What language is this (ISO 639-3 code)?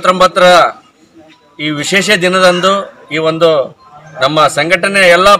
ind